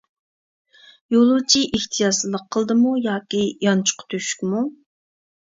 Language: Uyghur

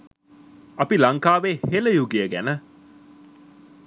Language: Sinhala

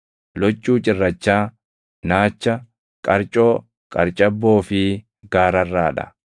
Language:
Oromo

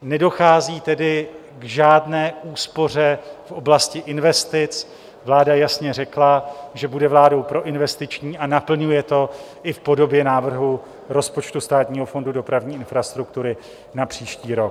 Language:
Czech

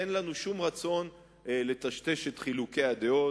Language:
Hebrew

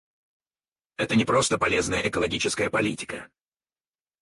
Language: Russian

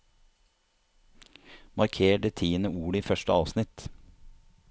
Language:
Norwegian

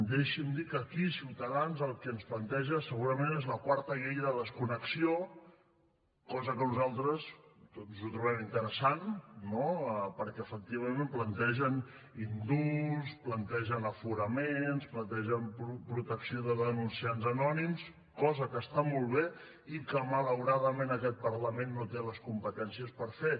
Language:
Catalan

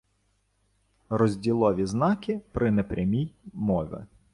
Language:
Ukrainian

